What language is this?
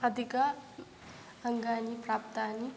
Sanskrit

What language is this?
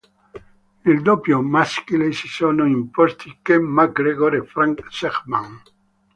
Italian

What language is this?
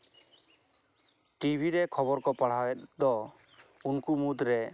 Santali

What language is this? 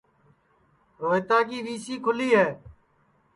Sansi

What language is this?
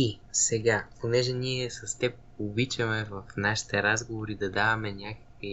Bulgarian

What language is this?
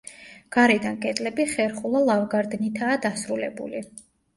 Georgian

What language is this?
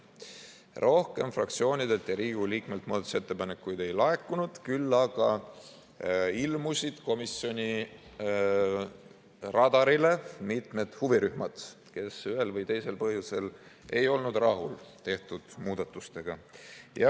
Estonian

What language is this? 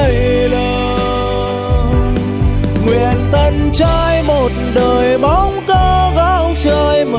Vietnamese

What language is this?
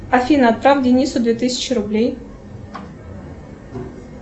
Russian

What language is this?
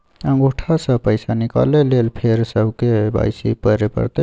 Maithili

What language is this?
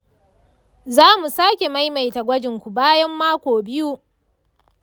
Hausa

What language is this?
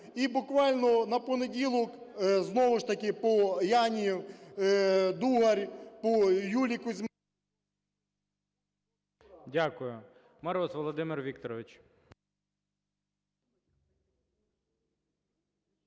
Ukrainian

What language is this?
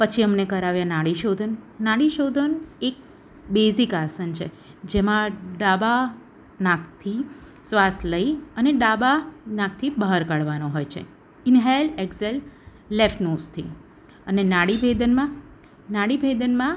Gujarati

